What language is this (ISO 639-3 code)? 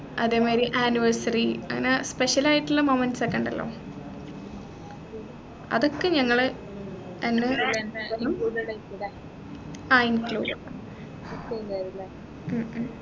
mal